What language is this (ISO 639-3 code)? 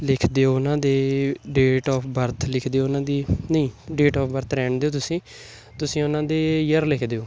pan